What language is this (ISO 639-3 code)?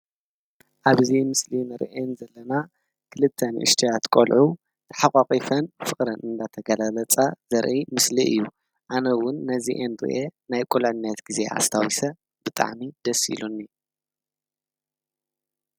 tir